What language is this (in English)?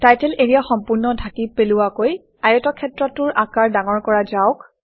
Assamese